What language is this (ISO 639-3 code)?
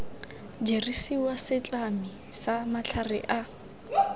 tsn